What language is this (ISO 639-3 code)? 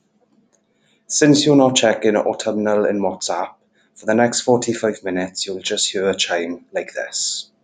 eng